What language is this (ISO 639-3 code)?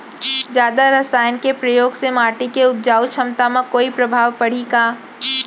hne